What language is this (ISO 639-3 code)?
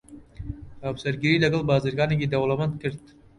ckb